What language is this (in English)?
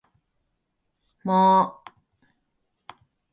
Japanese